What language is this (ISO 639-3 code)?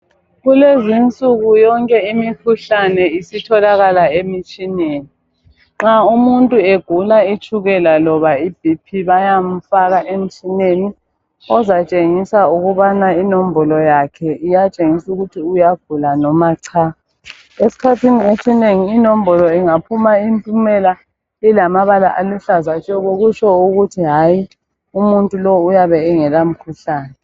nde